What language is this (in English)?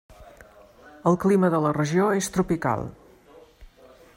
Catalan